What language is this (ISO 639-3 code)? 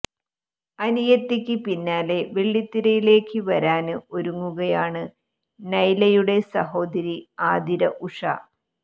mal